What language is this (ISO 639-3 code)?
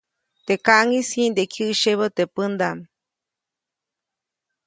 zoc